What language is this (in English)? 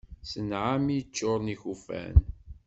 Kabyle